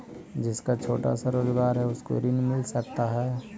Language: Magahi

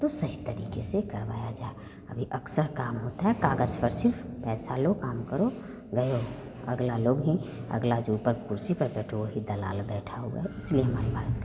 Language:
Hindi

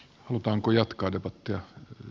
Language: Finnish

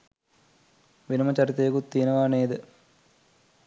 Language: Sinhala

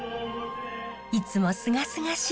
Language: Japanese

